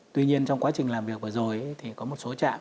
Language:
Vietnamese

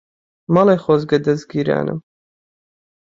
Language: Central Kurdish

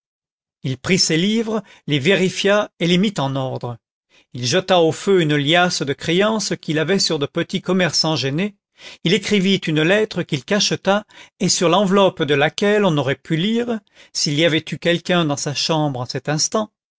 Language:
French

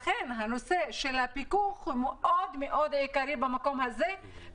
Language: Hebrew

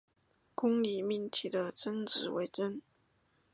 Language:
Chinese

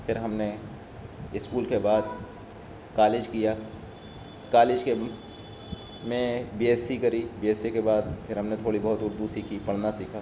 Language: Urdu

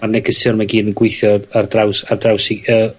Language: Welsh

